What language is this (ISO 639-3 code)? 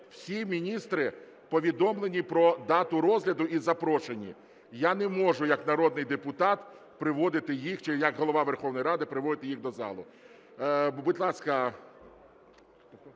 ukr